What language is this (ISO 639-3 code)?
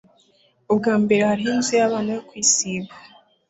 kin